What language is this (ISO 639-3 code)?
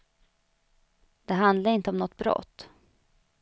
swe